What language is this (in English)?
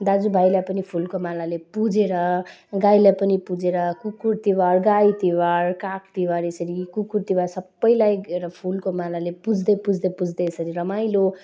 Nepali